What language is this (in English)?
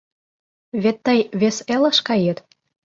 Mari